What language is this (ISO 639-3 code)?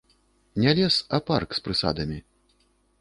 bel